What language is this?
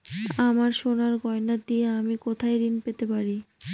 Bangla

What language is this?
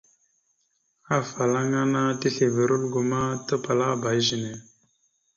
Mada (Cameroon)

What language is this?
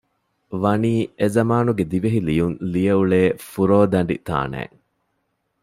Divehi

